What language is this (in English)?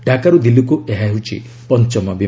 Odia